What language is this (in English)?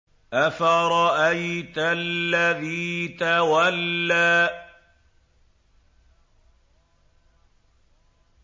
Arabic